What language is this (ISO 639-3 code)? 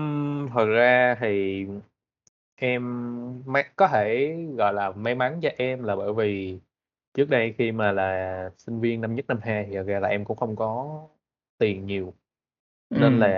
vie